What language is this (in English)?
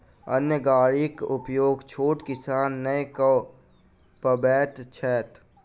Maithili